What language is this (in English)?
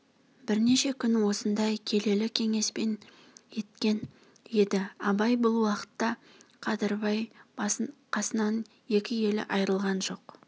Kazakh